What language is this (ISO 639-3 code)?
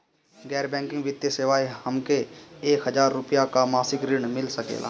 bho